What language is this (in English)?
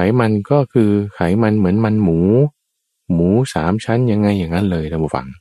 Thai